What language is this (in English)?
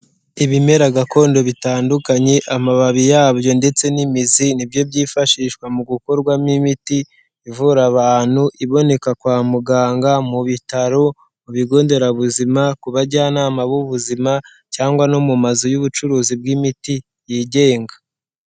Kinyarwanda